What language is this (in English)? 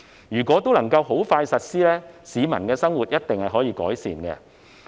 Cantonese